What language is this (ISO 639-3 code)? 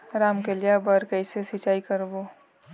hne